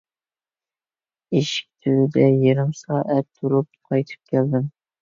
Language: Uyghur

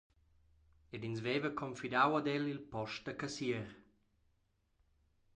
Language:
Romansh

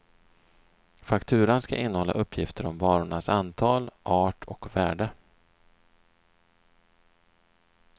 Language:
Swedish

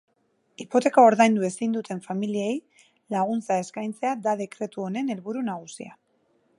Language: Basque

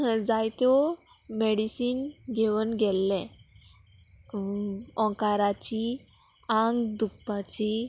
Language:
Konkani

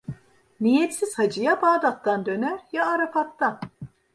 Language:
Turkish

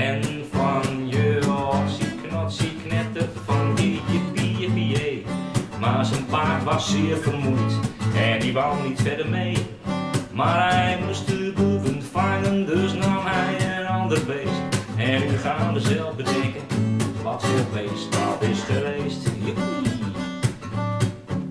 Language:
Dutch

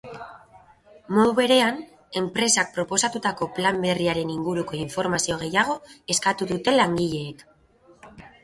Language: Basque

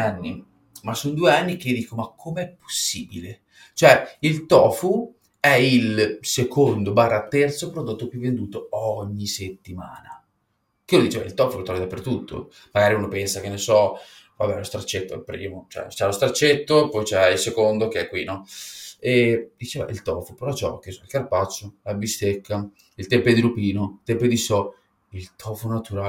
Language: Italian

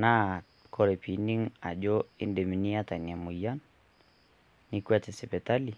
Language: Masai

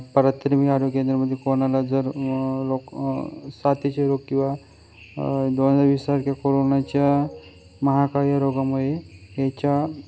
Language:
Marathi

